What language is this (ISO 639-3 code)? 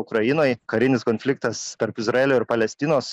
lit